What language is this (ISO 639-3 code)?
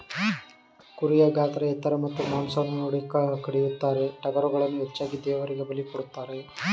kan